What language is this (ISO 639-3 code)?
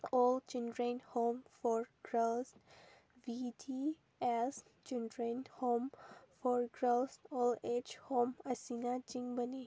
mni